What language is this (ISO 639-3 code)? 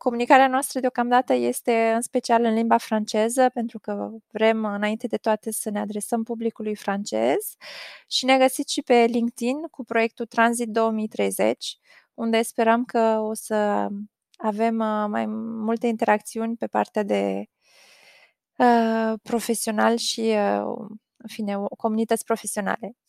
ron